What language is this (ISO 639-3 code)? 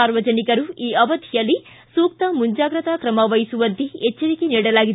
kan